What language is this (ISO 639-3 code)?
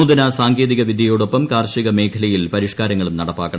mal